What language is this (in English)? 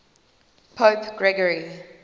English